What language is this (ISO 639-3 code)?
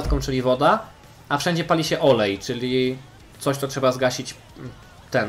pol